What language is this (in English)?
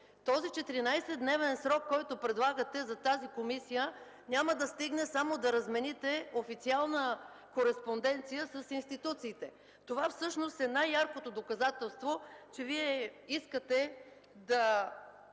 Bulgarian